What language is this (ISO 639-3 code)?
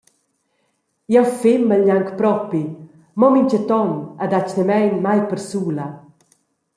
roh